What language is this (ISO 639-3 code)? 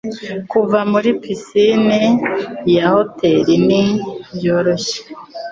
kin